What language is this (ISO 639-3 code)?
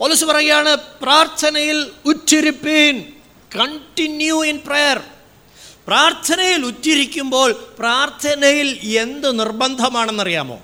mal